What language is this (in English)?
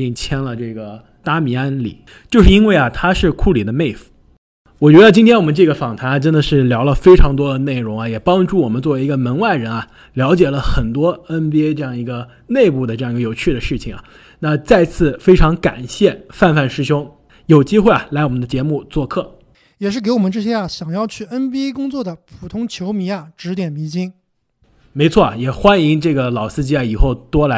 Chinese